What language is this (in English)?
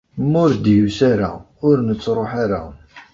Kabyle